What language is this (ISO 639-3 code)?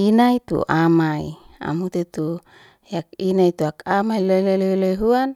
ste